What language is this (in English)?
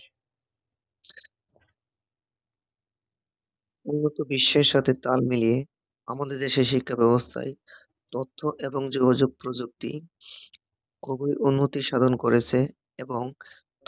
Bangla